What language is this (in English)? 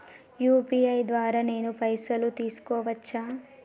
Telugu